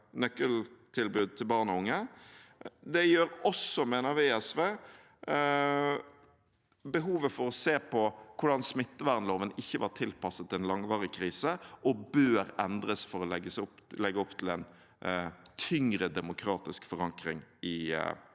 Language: Norwegian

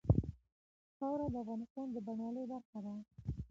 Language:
Pashto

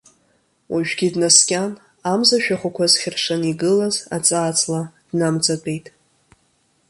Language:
Abkhazian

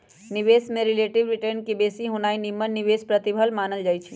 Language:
Magahi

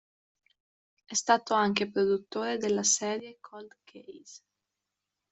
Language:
Italian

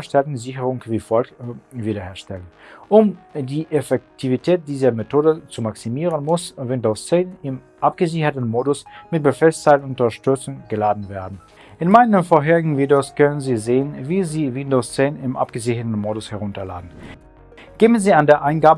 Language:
German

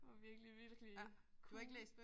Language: Danish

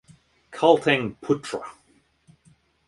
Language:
English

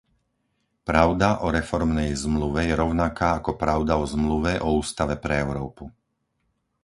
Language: Slovak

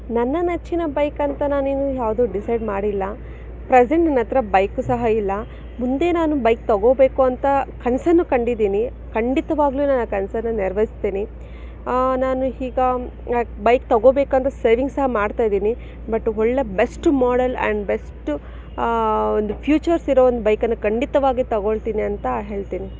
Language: Kannada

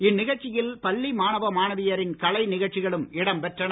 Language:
Tamil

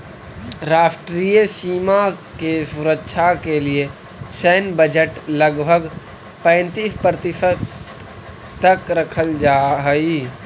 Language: Magahi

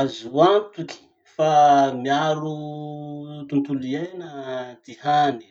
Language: Masikoro Malagasy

